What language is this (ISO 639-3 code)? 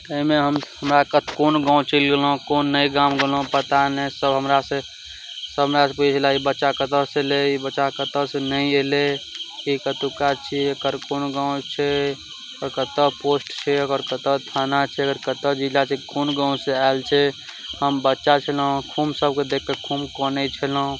mai